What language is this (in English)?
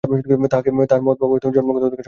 Bangla